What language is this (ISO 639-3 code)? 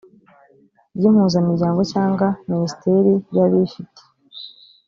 kin